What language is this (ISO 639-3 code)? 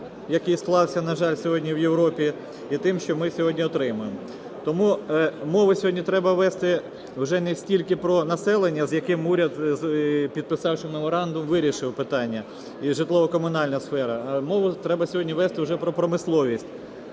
ukr